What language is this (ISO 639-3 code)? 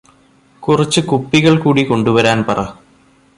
mal